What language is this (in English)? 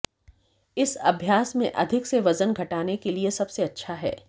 Hindi